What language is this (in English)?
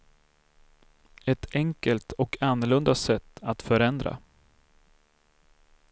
Swedish